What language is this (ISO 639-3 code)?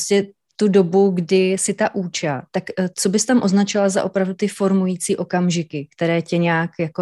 ces